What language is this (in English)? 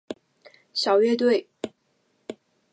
Chinese